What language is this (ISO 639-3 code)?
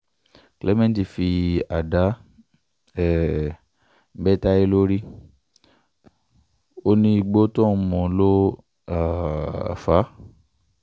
yor